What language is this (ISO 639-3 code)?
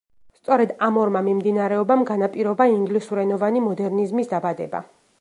kat